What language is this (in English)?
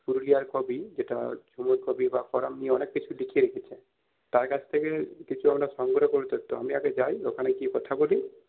Bangla